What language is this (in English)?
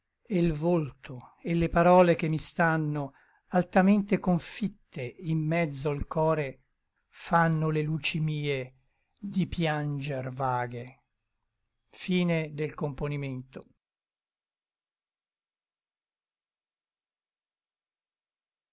Italian